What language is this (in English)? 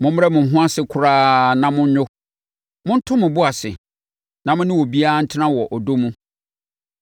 Akan